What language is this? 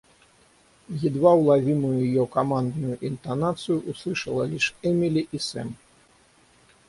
Russian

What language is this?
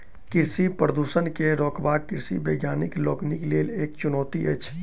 Maithili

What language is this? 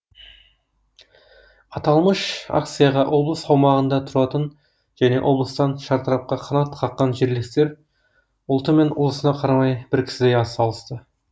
Kazakh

